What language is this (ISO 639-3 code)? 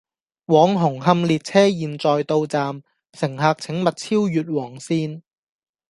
yue